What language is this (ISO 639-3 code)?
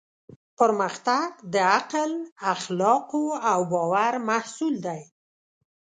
pus